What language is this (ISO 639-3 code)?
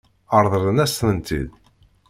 kab